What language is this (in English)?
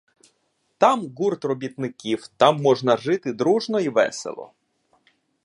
Ukrainian